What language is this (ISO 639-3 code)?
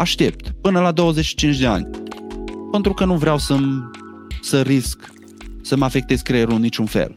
ron